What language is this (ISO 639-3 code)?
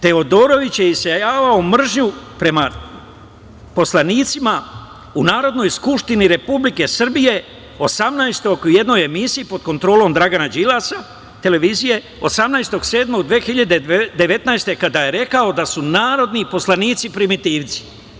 srp